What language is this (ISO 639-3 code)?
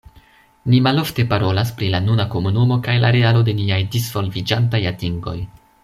epo